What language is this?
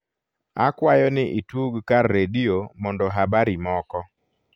Luo (Kenya and Tanzania)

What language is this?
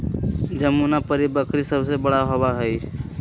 Magahi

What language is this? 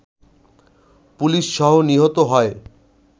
Bangla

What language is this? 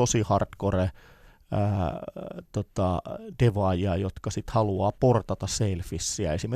Finnish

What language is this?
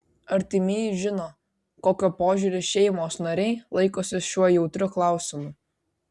Lithuanian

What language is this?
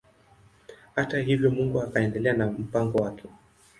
Swahili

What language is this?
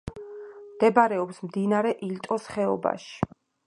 Georgian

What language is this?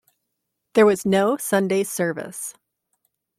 English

